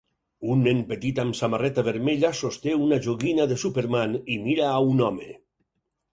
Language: Catalan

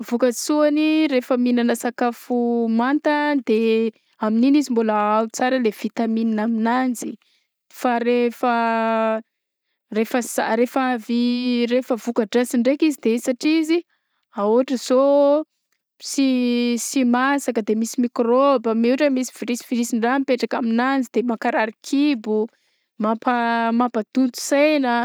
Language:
Southern Betsimisaraka Malagasy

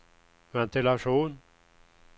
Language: Swedish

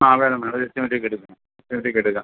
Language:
Malayalam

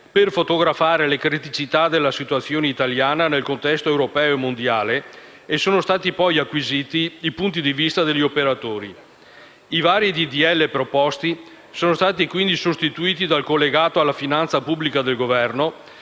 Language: Italian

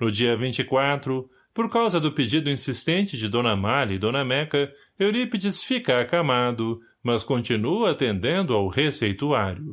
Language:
Portuguese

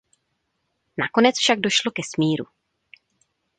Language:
Czech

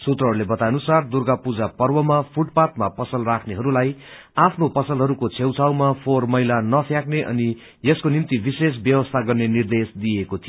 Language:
Nepali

